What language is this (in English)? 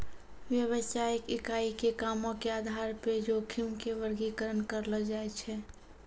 Maithili